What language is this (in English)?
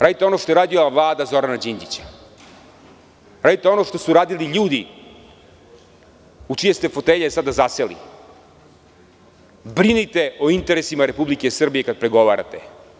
Serbian